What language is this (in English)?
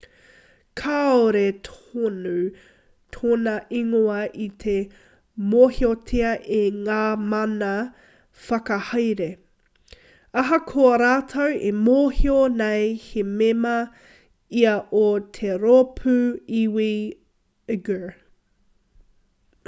Māori